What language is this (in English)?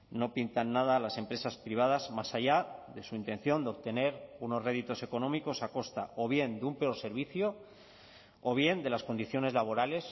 Spanish